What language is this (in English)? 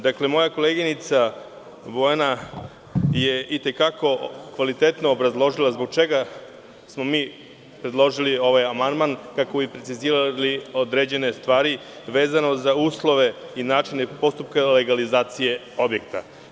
Serbian